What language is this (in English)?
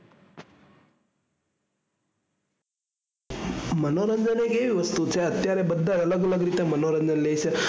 Gujarati